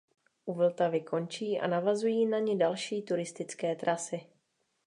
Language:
Czech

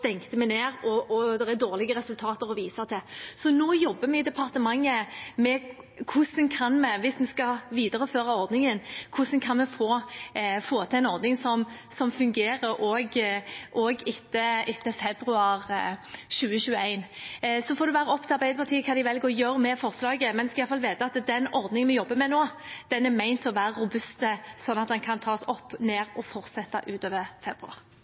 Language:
Norwegian Bokmål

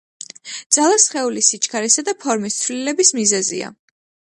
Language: Georgian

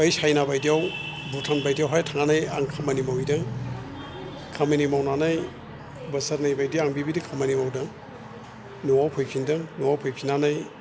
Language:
Bodo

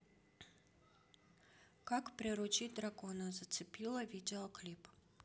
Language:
Russian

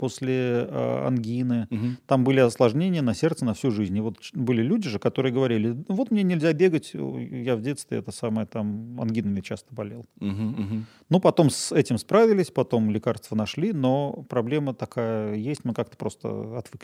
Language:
Russian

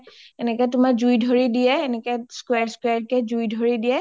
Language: Assamese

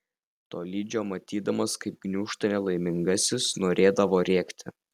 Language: Lithuanian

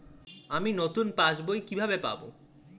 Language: Bangla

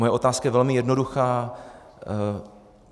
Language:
Czech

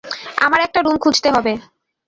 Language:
Bangla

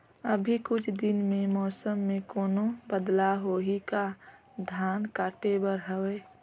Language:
Chhattisgarhi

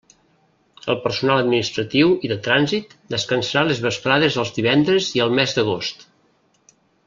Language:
Catalan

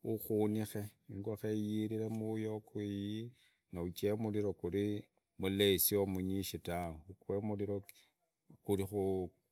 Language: Idakho-Isukha-Tiriki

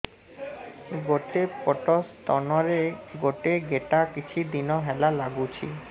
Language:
Odia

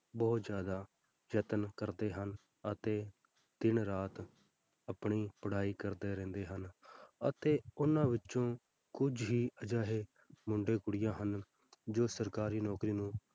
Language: Punjabi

